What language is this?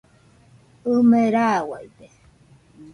Nüpode Huitoto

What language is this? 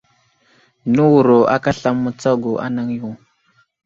Wuzlam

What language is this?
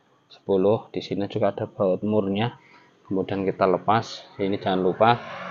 Indonesian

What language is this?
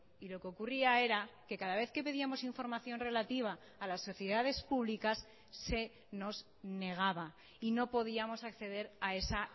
Spanish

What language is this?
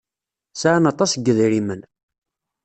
Kabyle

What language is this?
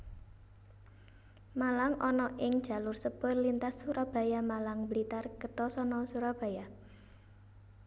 Javanese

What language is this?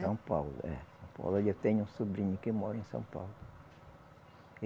Portuguese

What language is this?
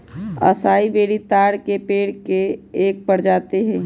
Magahi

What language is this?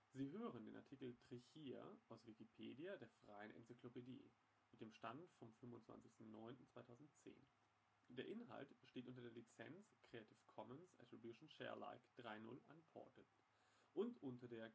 German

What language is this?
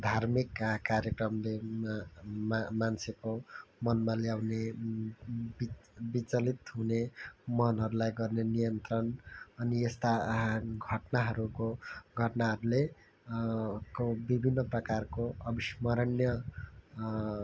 Nepali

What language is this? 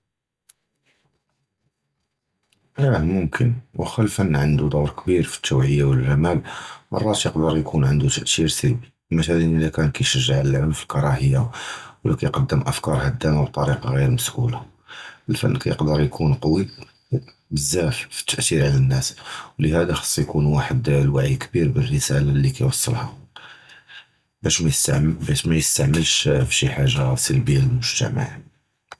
Judeo-Arabic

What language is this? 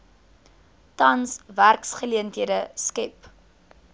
Afrikaans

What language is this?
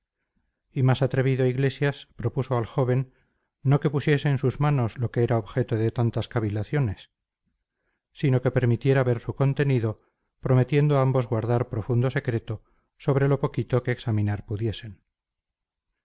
Spanish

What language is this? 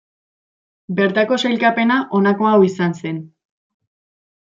Basque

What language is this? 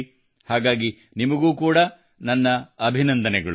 Kannada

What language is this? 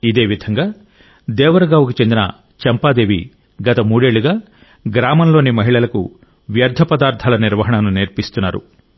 Telugu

